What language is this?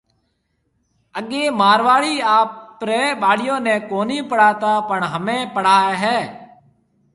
Marwari (Pakistan)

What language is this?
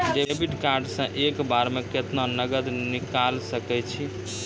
Maithili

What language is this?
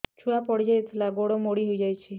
Odia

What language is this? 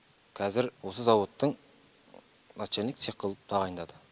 Kazakh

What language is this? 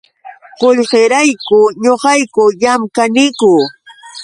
Yauyos Quechua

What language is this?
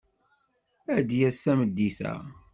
Kabyle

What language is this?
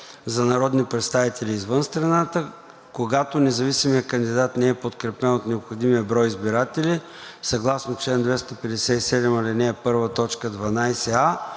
Bulgarian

